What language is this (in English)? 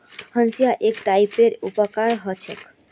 Magahi